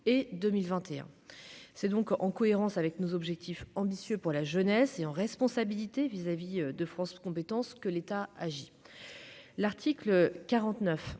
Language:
French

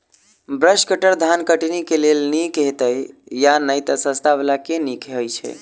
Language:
Maithili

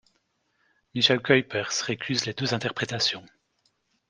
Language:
French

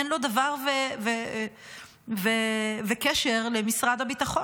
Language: Hebrew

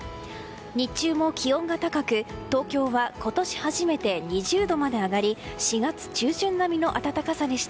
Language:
Japanese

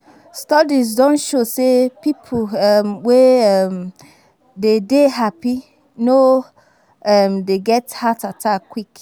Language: Nigerian Pidgin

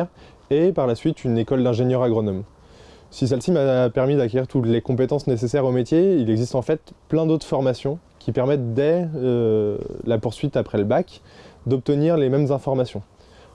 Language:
French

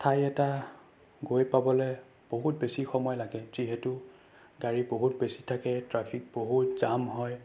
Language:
Assamese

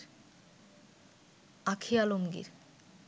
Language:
Bangla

